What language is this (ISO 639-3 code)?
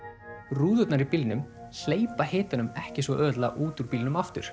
isl